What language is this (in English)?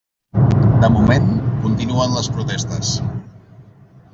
Catalan